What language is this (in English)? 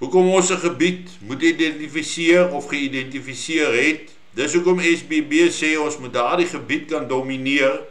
Dutch